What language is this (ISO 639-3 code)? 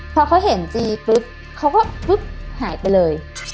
tha